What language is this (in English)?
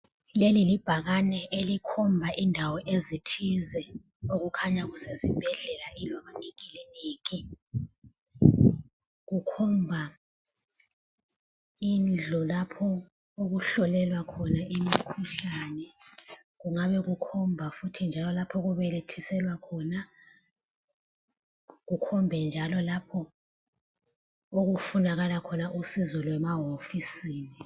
North Ndebele